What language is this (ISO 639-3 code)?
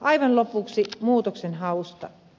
fin